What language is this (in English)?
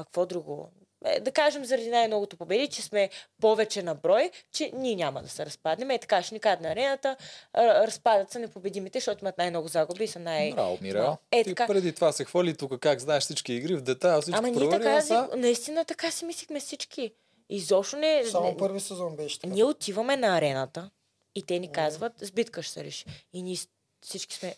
Bulgarian